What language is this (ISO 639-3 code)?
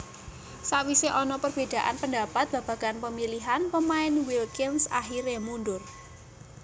jav